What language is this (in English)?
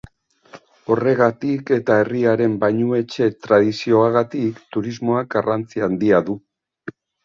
Basque